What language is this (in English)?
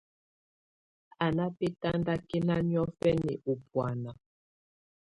Tunen